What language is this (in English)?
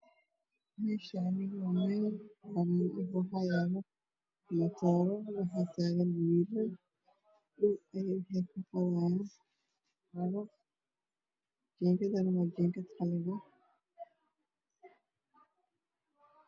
Somali